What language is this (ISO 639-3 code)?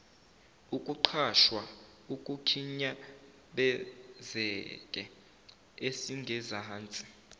zul